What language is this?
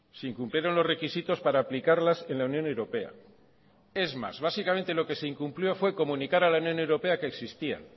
Spanish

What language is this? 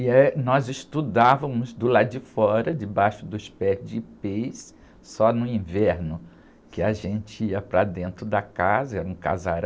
Portuguese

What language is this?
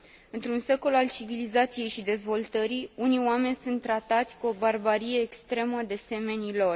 Romanian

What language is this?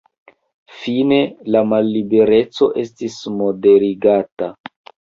Esperanto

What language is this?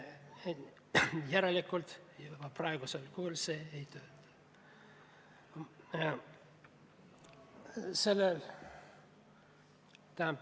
Estonian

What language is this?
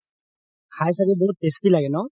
Assamese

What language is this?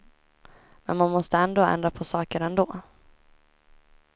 Swedish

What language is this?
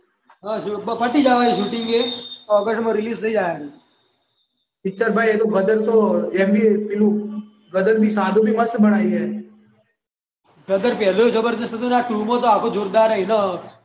Gujarati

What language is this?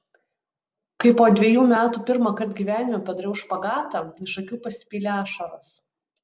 Lithuanian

